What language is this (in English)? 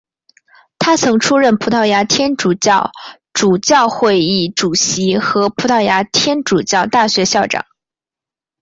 Chinese